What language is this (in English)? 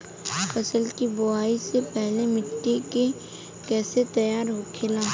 Bhojpuri